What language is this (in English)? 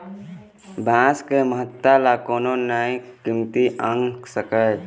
Chhattisgarhi